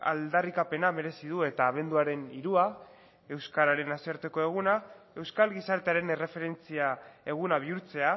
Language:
Basque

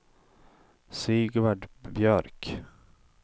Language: Swedish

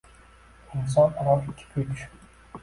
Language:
Uzbek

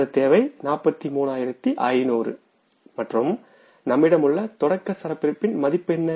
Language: Tamil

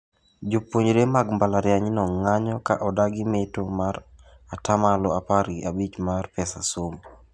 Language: Luo (Kenya and Tanzania)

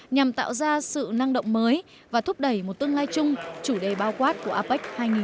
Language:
Vietnamese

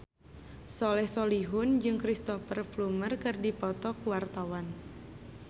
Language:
Sundanese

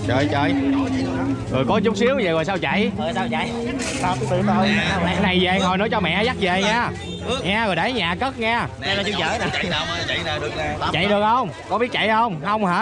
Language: Vietnamese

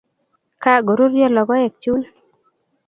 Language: Kalenjin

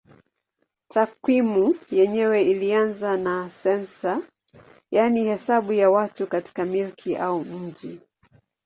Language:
Swahili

